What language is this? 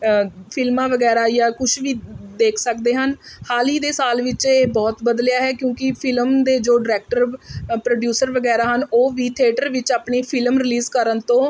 Punjabi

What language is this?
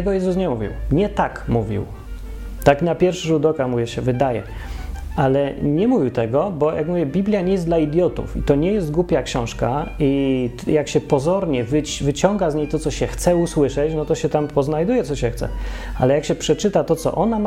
Polish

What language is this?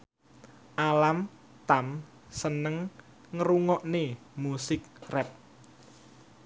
Javanese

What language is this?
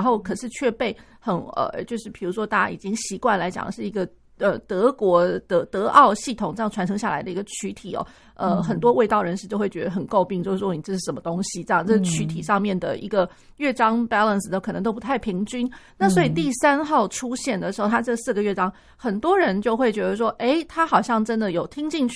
Chinese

